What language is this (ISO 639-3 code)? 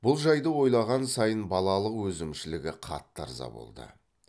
kaz